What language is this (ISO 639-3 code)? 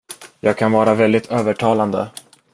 swe